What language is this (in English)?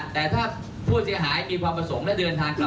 Thai